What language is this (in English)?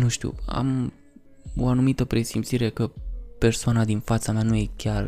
Romanian